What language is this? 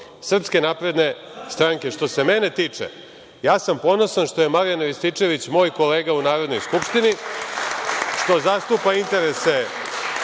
Serbian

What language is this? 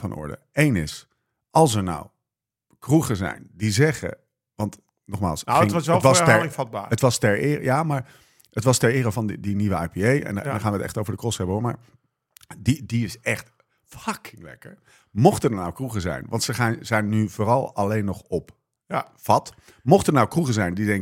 Dutch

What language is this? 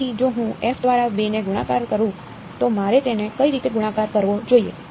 Gujarati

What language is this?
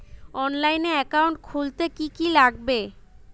Bangla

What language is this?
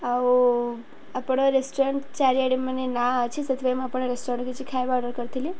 Odia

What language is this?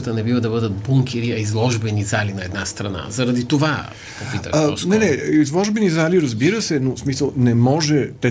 Bulgarian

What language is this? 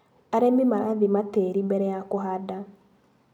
Kikuyu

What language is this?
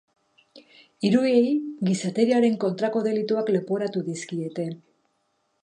Basque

